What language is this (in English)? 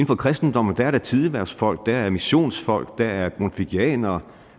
Danish